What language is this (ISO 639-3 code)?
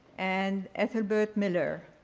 eng